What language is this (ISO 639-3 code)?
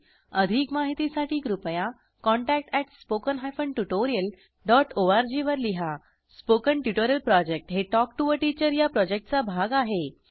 mar